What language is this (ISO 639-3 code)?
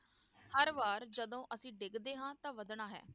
pan